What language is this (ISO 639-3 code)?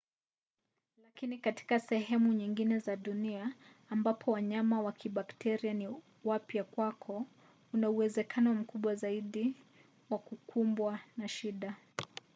swa